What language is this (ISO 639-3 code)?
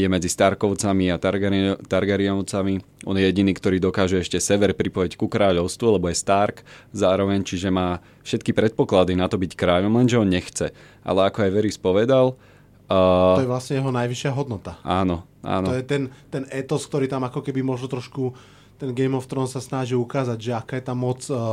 slk